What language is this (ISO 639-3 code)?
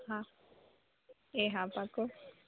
guj